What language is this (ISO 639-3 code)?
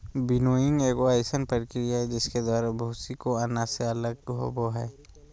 mag